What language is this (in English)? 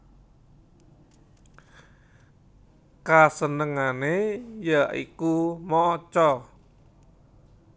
Javanese